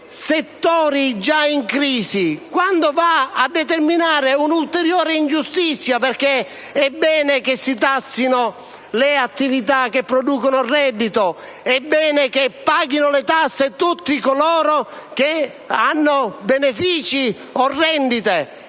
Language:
Italian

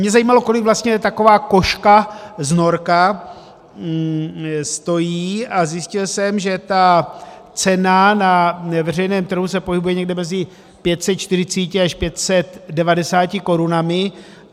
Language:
Czech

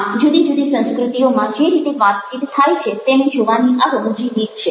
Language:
Gujarati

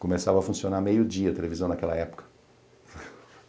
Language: Portuguese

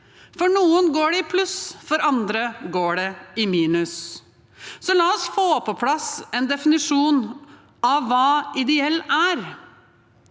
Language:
Norwegian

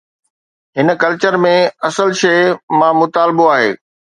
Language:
Sindhi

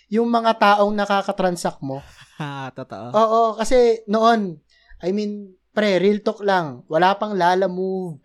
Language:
Filipino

